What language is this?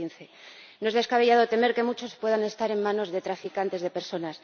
Spanish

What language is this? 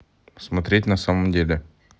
Russian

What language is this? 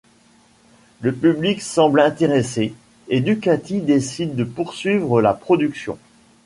French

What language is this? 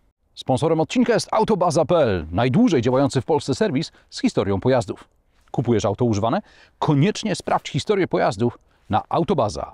Polish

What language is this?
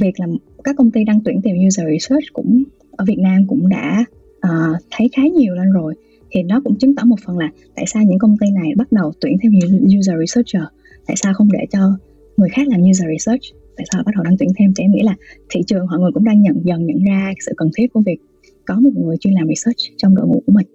Vietnamese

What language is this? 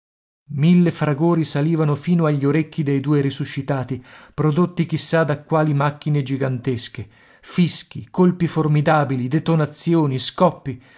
Italian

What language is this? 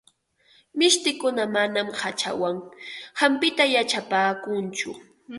Ambo-Pasco Quechua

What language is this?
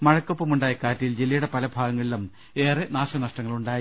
Malayalam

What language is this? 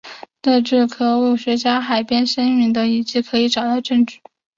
Chinese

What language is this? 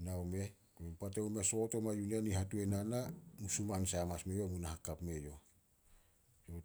Solos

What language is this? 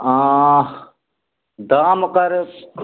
Maithili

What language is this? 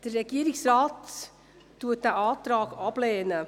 Swiss German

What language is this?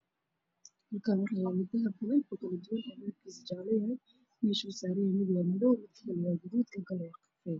Somali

